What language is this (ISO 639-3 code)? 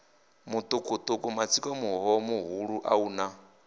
ven